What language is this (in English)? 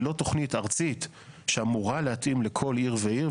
Hebrew